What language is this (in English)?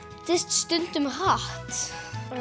Icelandic